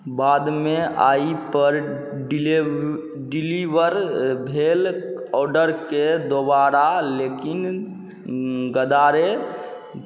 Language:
Maithili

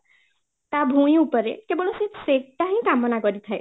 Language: Odia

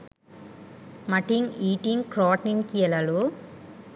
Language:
Sinhala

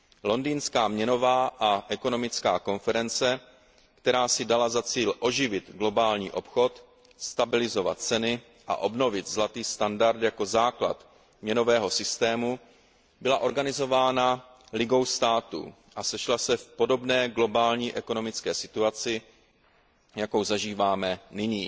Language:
Czech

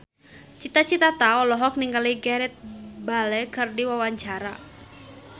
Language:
Sundanese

